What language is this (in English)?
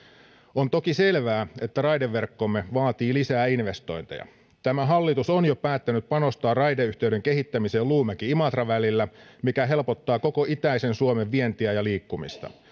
Finnish